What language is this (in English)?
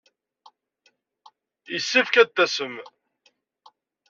Kabyle